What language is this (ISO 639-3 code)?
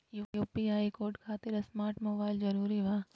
mag